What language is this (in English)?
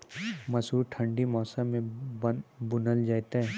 Maithili